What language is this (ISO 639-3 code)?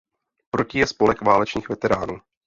ces